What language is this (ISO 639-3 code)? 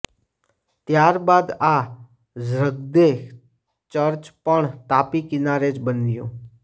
guj